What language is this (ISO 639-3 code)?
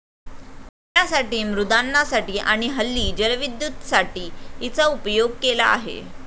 mar